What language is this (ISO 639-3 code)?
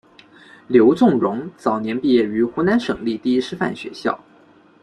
zho